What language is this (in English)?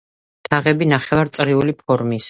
Georgian